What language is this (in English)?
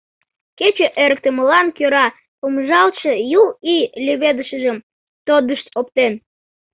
Mari